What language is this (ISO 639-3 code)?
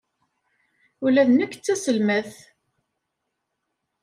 kab